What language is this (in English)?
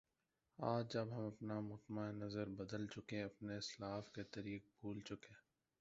Urdu